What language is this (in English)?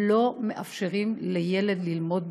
Hebrew